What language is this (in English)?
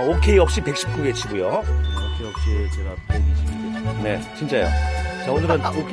Korean